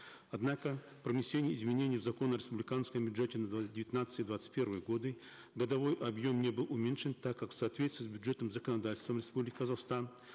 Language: Kazakh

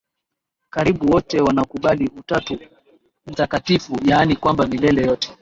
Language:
Swahili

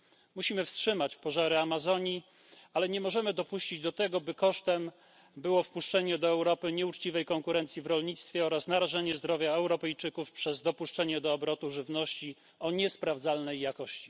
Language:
Polish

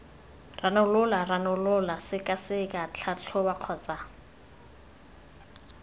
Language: Tswana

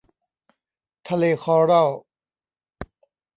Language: Thai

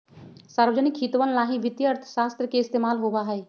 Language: Magahi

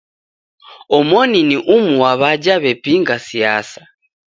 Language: Taita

